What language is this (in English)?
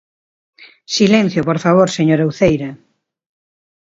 Galician